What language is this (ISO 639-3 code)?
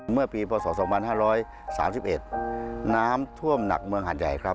tha